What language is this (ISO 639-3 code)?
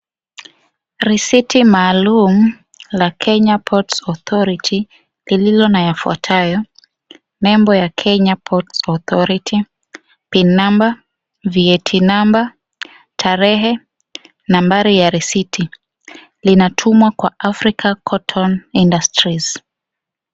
swa